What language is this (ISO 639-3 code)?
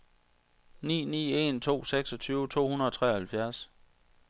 dan